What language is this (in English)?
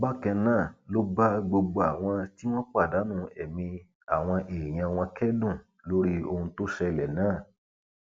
Yoruba